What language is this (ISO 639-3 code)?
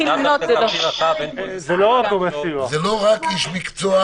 heb